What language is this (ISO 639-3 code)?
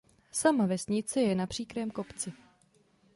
ces